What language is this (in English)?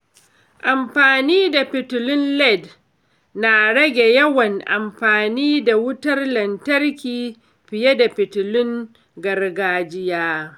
Hausa